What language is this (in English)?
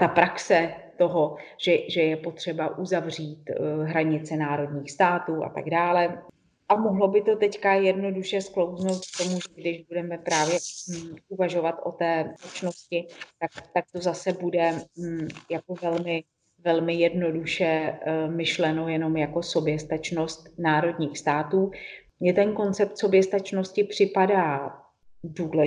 Czech